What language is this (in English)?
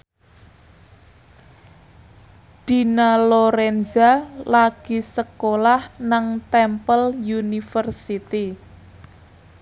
Javanese